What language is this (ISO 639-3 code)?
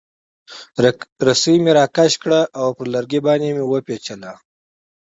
pus